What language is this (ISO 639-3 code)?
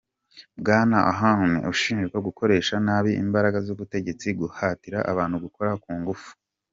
kin